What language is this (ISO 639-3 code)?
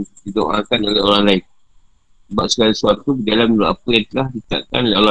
msa